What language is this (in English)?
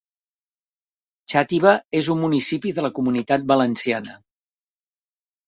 Catalan